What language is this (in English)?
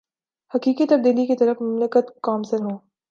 Urdu